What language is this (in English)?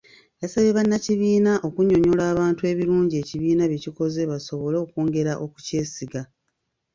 Ganda